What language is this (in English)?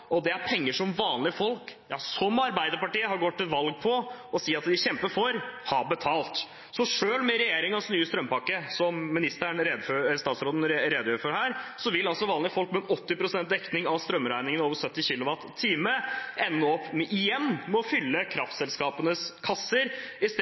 Norwegian Bokmål